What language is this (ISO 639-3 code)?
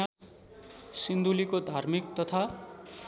nep